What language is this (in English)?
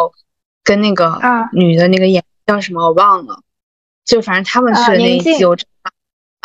Chinese